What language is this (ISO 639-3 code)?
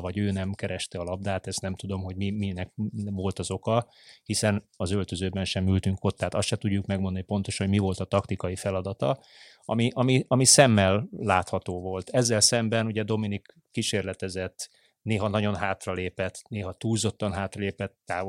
hun